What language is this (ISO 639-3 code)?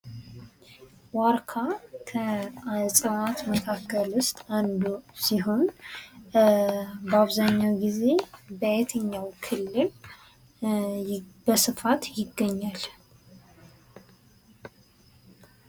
amh